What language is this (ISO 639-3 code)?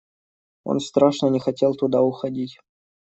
rus